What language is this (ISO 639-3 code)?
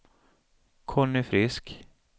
swe